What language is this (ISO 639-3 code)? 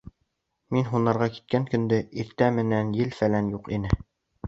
bak